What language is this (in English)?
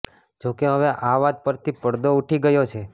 Gujarati